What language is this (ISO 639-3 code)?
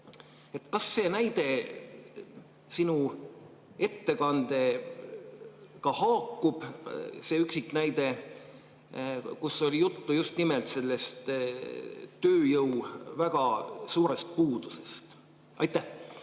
est